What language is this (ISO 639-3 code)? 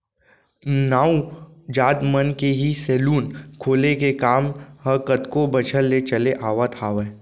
hne